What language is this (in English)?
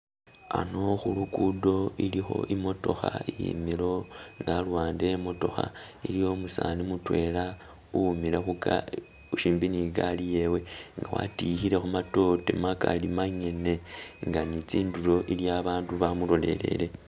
Masaaba